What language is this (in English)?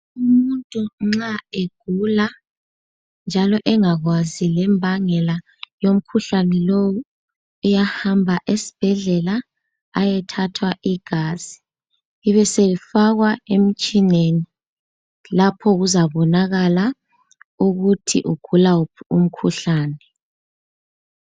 North Ndebele